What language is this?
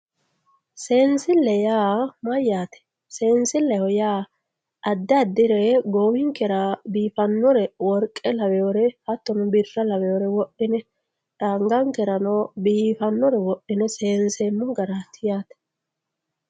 Sidamo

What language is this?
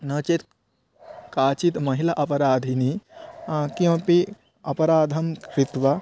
Sanskrit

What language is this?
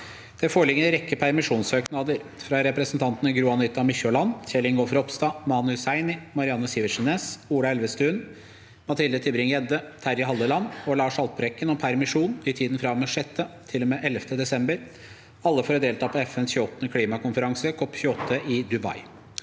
Norwegian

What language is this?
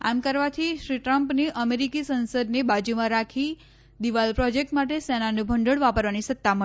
Gujarati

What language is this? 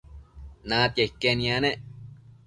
Matsés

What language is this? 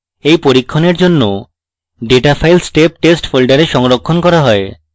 Bangla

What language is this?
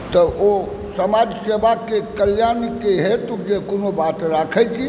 Maithili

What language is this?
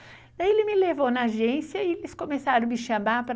Portuguese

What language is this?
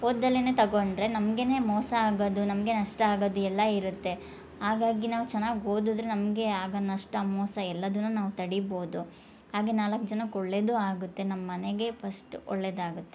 Kannada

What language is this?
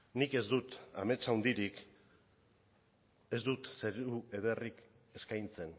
Basque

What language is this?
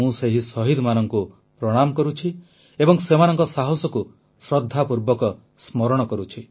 Odia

